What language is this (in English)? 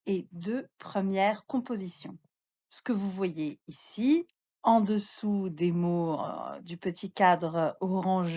French